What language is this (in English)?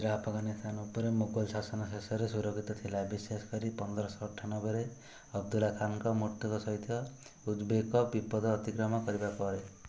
Odia